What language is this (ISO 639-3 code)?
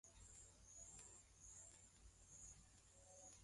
swa